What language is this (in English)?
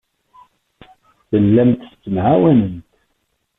Kabyle